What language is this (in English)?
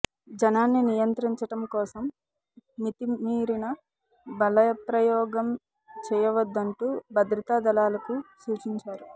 Telugu